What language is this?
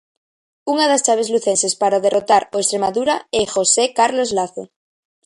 Galician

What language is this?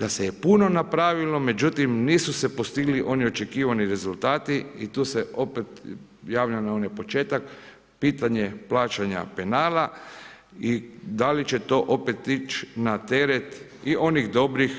Croatian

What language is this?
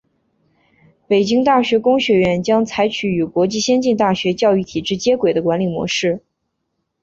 Chinese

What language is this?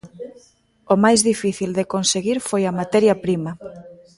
Galician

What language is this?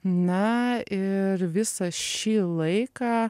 Lithuanian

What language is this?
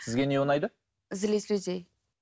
Kazakh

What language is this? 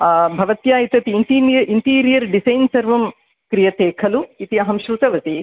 Sanskrit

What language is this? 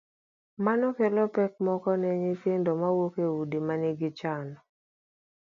Luo (Kenya and Tanzania)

